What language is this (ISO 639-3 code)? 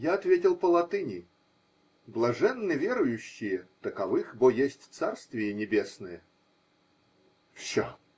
rus